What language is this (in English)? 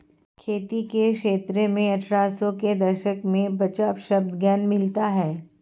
Hindi